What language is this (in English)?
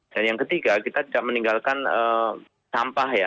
Indonesian